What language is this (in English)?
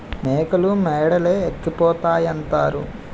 Telugu